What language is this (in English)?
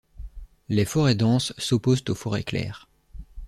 French